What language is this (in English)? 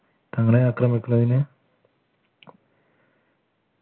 Malayalam